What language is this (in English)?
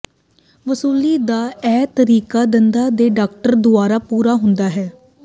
Punjabi